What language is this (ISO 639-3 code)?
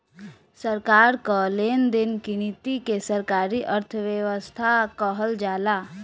bho